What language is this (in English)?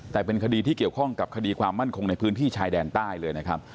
Thai